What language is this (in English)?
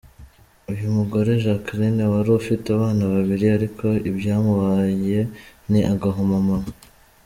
Kinyarwanda